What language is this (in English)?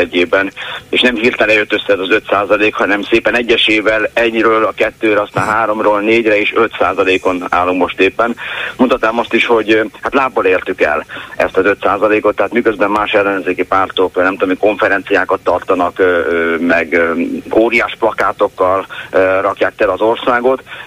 Hungarian